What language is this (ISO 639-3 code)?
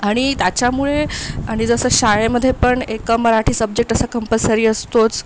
mar